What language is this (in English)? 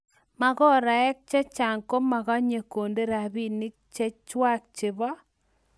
Kalenjin